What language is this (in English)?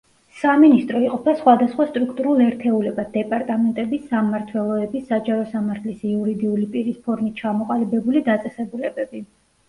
Georgian